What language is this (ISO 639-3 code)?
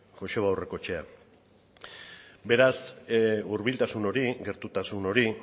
eus